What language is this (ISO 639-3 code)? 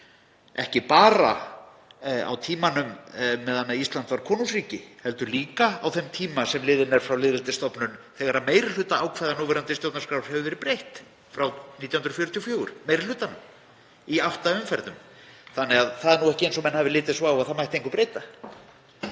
isl